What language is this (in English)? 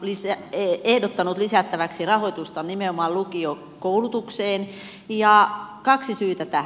Finnish